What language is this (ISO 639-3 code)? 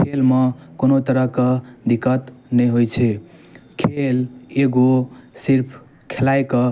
mai